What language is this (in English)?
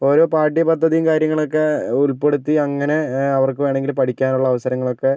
Malayalam